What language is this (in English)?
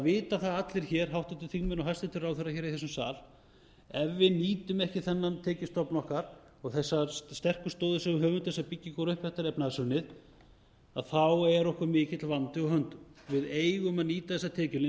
Icelandic